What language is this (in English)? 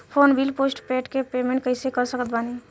Bhojpuri